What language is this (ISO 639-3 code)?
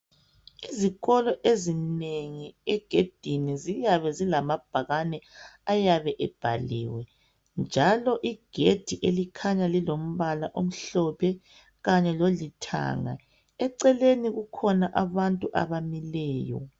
nde